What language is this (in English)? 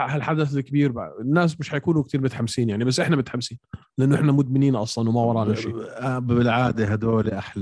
Arabic